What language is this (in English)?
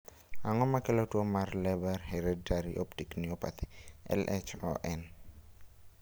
Luo (Kenya and Tanzania)